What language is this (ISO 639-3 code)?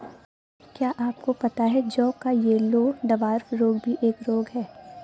hin